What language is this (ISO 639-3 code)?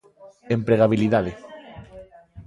glg